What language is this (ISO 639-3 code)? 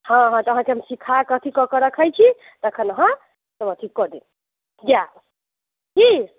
mai